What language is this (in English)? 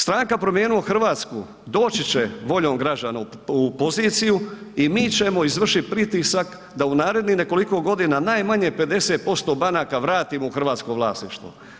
Croatian